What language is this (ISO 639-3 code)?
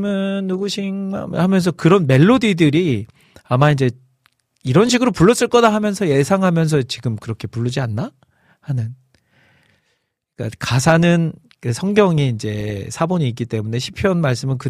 kor